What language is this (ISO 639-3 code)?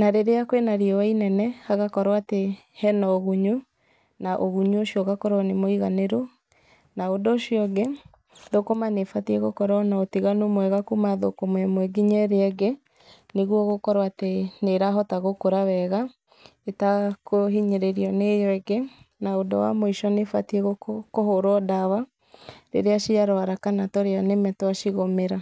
kik